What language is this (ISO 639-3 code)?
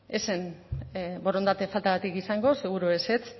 eus